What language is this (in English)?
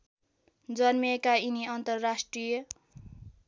Nepali